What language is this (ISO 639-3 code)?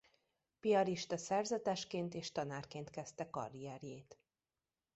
hun